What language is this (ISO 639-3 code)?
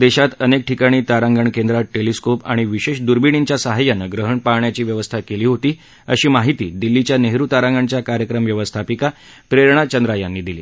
mar